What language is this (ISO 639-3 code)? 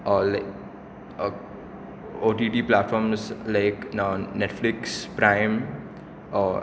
kok